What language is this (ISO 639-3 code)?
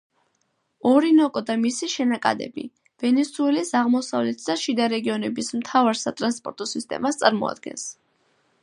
kat